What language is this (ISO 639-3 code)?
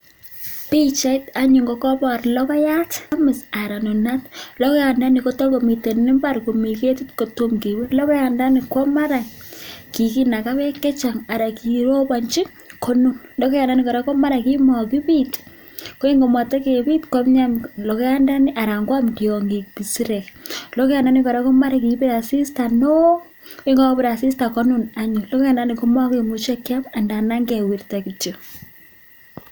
kln